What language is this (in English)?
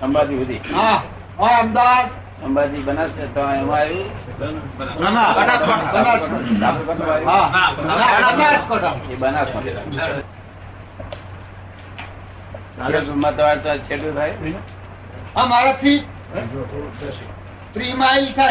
Gujarati